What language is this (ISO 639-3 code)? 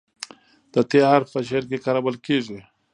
pus